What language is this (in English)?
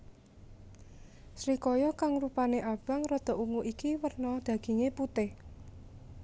Javanese